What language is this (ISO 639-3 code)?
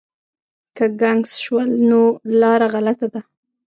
pus